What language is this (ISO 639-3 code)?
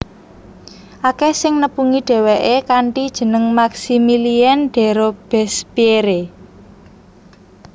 jav